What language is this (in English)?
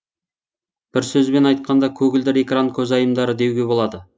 Kazakh